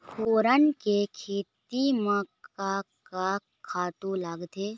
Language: Chhattisgarhi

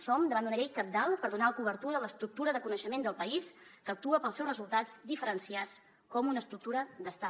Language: Catalan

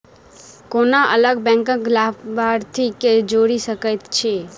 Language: Maithili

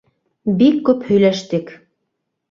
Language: Bashkir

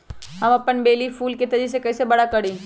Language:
Magahi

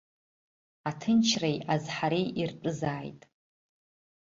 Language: Abkhazian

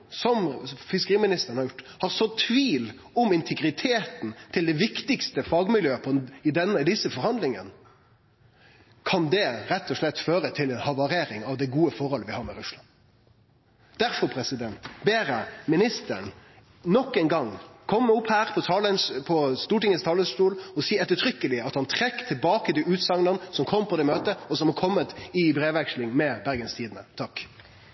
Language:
Norwegian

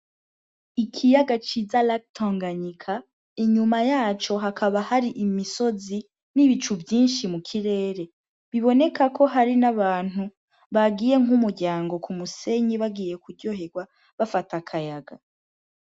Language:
Rundi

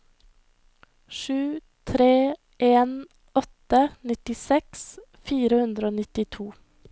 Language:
Norwegian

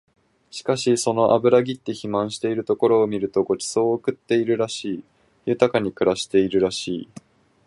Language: Japanese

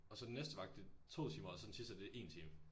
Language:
Danish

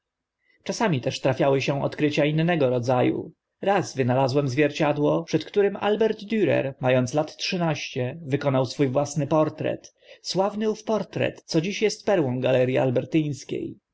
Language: Polish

